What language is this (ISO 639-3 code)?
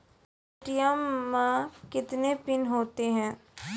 mai